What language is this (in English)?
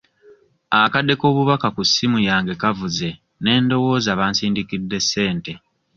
Ganda